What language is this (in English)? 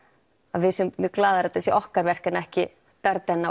Icelandic